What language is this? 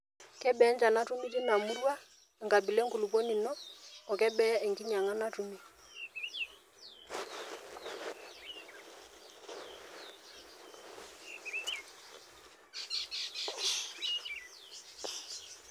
Masai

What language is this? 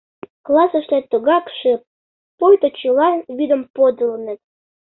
Mari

